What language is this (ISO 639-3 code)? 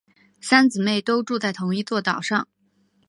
zho